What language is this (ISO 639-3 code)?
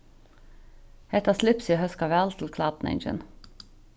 fao